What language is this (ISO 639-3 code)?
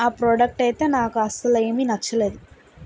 tel